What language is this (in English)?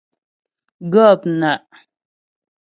Ghomala